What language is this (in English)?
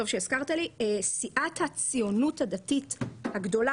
Hebrew